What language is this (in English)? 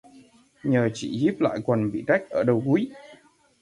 Vietnamese